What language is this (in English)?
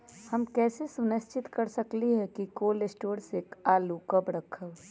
Magahi